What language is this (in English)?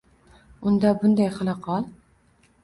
Uzbek